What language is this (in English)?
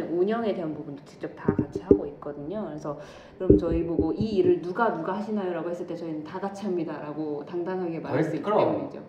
Korean